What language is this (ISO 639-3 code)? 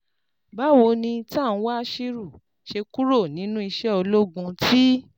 yor